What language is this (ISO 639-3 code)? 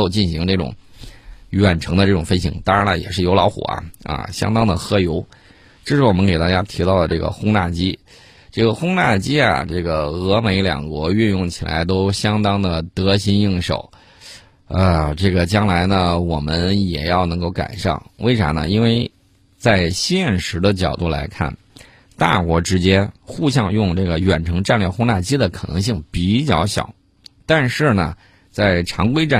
zho